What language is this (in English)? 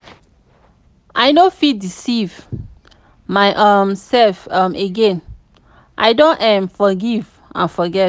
Nigerian Pidgin